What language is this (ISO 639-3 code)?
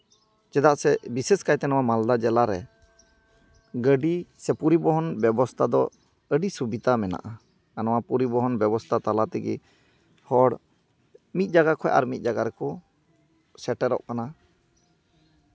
sat